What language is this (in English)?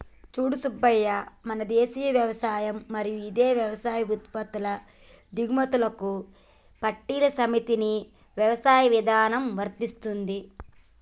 Telugu